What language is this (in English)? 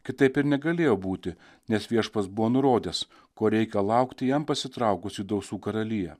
Lithuanian